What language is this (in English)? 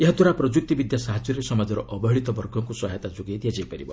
Odia